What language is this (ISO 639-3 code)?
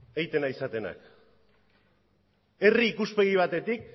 eus